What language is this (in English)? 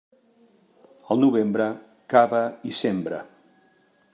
Catalan